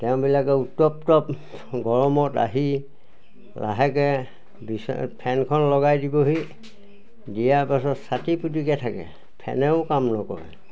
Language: Assamese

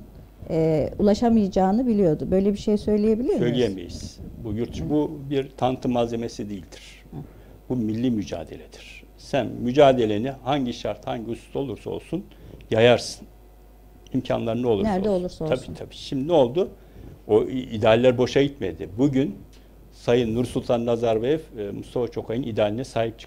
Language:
Turkish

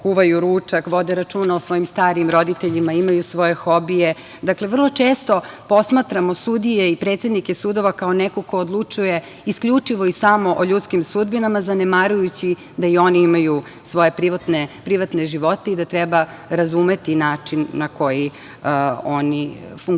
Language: Serbian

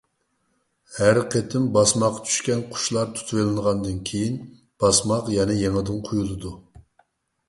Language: Uyghur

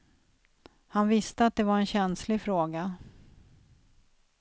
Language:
Swedish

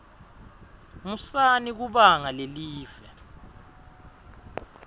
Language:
Swati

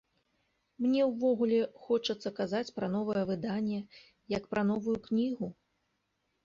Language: Belarusian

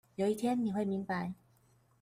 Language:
Chinese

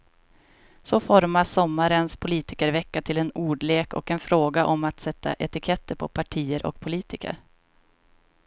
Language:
Swedish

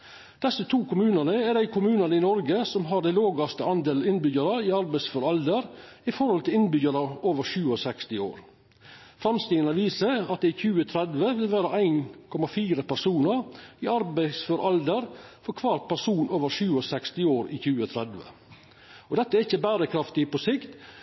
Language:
Norwegian Nynorsk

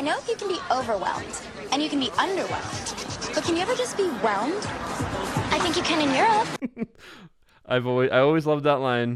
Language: English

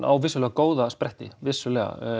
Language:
Icelandic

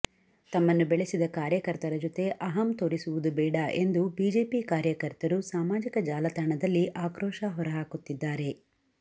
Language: Kannada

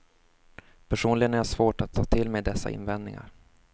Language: Swedish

